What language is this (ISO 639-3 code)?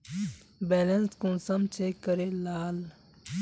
mag